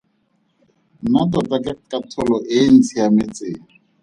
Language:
Tswana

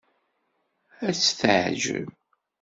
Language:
Kabyle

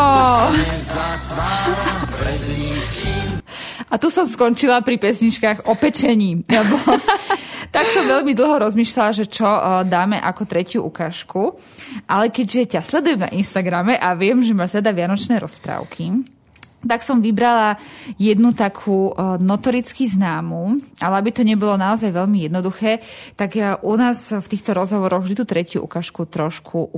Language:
Slovak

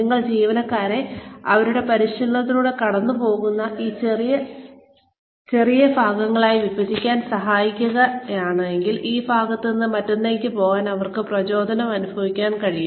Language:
Malayalam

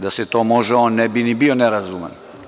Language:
Serbian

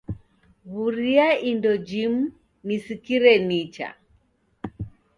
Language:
Taita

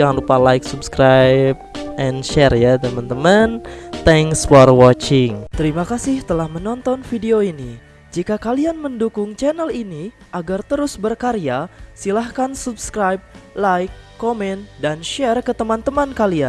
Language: Indonesian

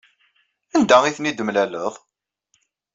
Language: Kabyle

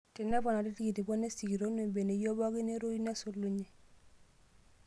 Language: Masai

